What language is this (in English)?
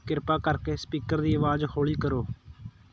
Punjabi